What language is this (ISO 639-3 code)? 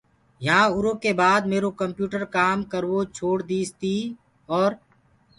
ggg